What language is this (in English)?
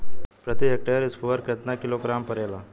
Bhojpuri